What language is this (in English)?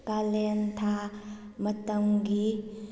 Manipuri